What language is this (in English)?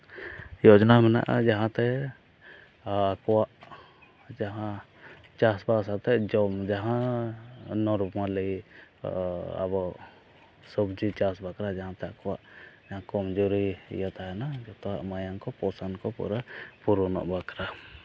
Santali